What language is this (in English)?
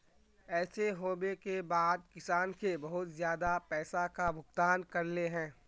Magahi